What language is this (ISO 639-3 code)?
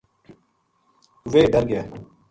gju